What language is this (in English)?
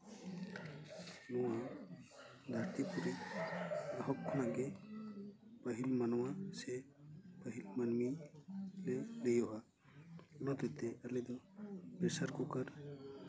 Santali